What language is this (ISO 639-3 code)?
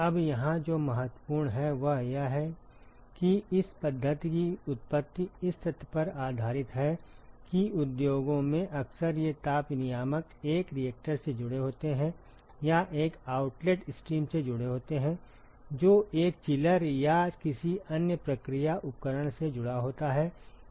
hin